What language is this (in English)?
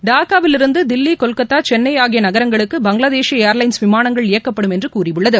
Tamil